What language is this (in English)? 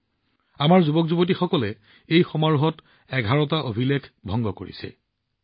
Assamese